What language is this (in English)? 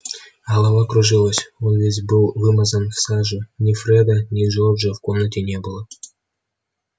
Russian